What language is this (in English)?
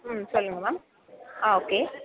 Tamil